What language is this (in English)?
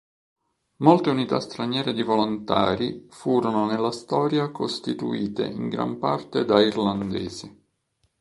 Italian